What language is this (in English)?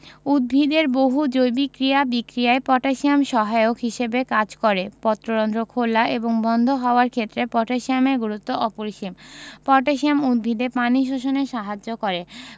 Bangla